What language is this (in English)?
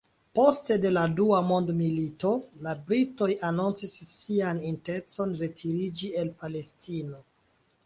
Esperanto